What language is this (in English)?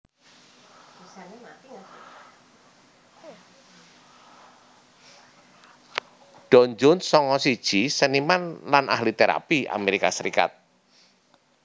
Javanese